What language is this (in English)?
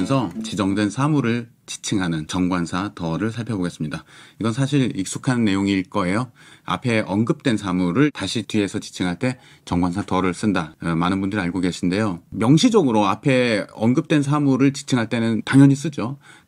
Korean